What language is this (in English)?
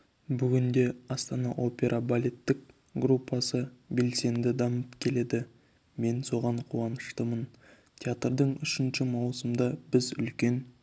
Kazakh